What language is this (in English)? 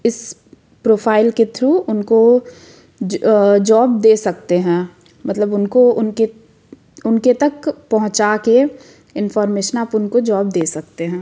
Hindi